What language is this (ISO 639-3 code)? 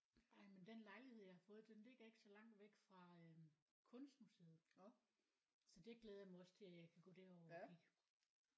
dan